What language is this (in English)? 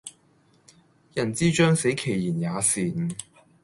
Cantonese